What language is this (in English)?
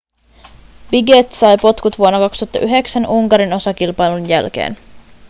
Finnish